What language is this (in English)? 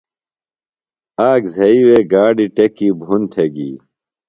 Phalura